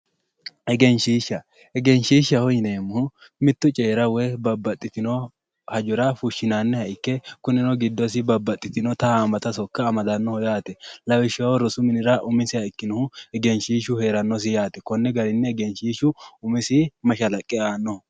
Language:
Sidamo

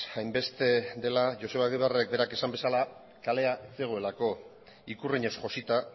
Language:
Basque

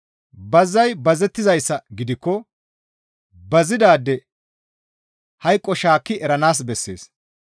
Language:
Gamo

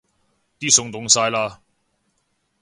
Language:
Cantonese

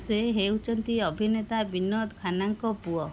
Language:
Odia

